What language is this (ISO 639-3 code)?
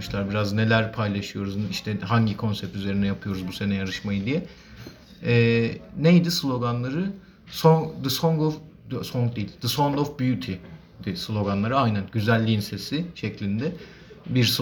tur